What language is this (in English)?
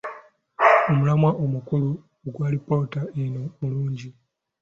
Ganda